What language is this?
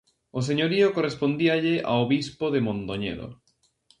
Galician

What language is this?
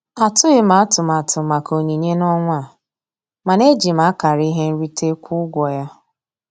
Igbo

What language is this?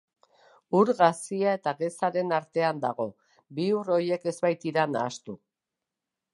Basque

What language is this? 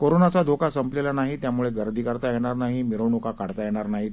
Marathi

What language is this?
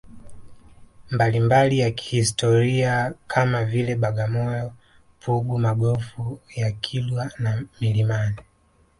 Swahili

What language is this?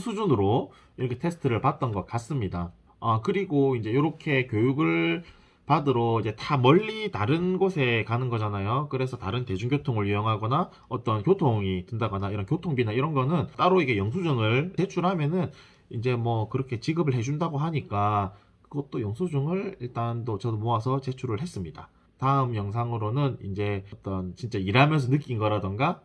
Korean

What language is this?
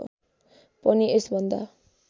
Nepali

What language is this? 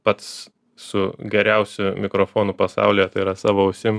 Lithuanian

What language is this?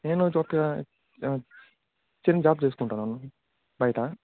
Telugu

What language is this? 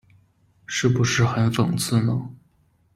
Chinese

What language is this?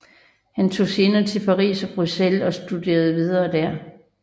Danish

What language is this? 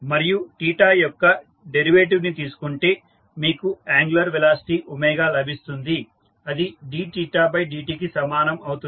Telugu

